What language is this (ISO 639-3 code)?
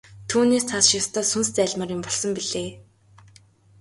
mon